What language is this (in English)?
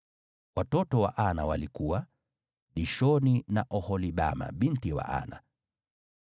Swahili